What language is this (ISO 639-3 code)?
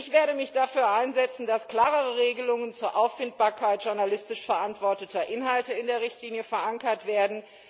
deu